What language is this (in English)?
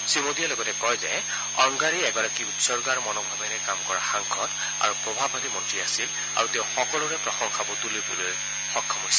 Assamese